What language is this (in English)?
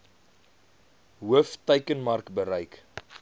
Afrikaans